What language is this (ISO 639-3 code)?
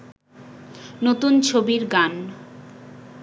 ben